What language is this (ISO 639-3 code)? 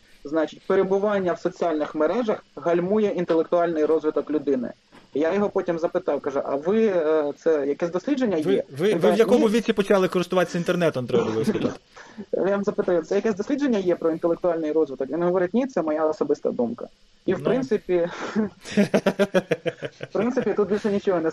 ukr